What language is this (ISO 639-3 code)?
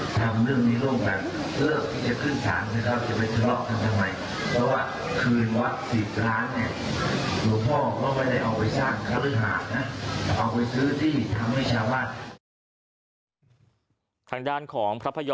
tha